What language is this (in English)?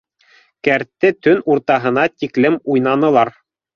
Bashkir